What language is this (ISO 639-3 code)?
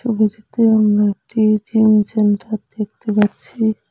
ben